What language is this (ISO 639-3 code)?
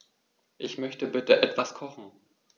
deu